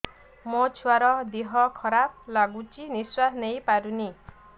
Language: Odia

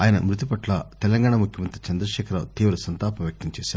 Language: Telugu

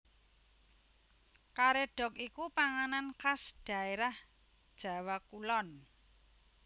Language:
Javanese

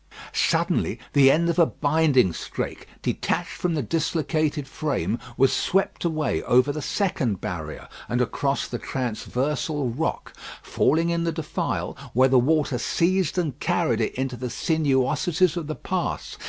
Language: English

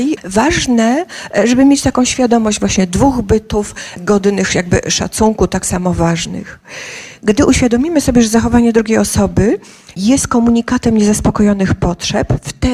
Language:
Polish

